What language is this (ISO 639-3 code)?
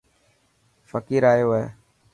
mki